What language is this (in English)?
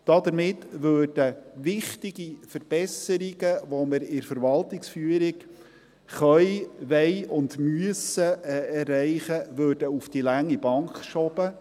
Swiss German